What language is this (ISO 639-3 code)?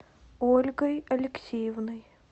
rus